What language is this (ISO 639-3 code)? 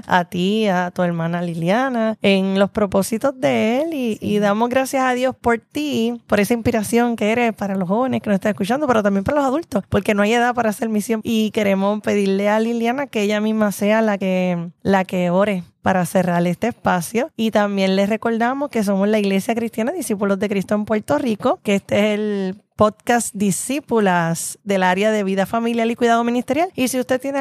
spa